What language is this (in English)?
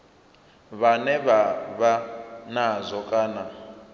Venda